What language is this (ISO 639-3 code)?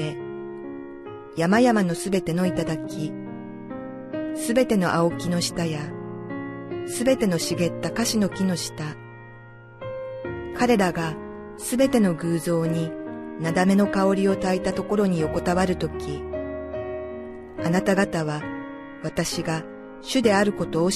jpn